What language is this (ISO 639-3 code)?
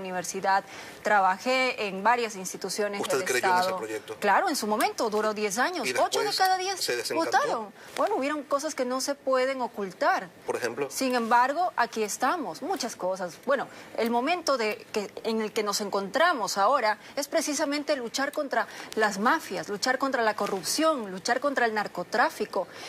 spa